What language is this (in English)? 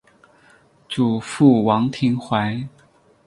Chinese